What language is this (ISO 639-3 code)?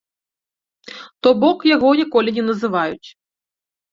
bel